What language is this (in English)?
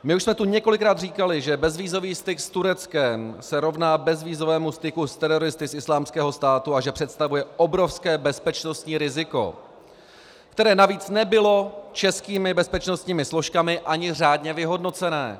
Czech